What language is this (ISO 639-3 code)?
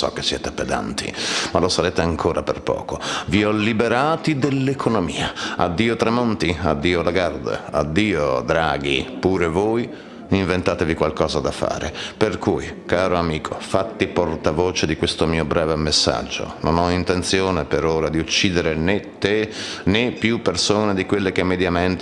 ita